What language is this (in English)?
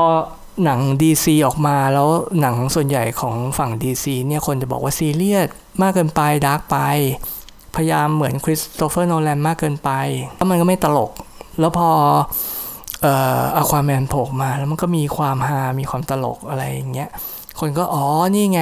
Thai